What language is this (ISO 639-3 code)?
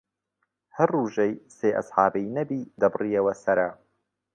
ckb